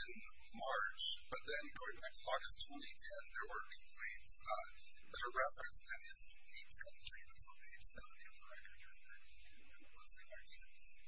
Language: English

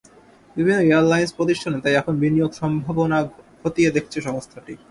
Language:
Bangla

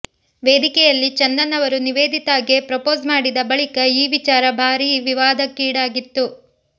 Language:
Kannada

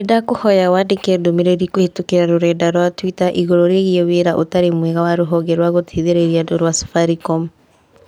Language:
Kikuyu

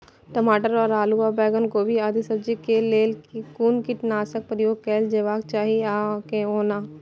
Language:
Maithili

